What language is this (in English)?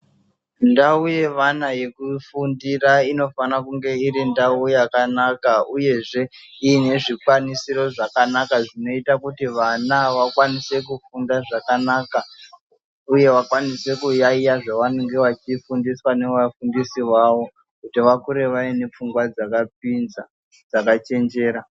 Ndau